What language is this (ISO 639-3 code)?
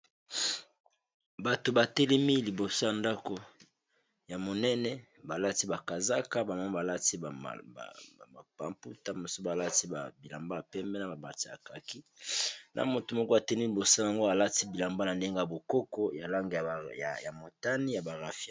lin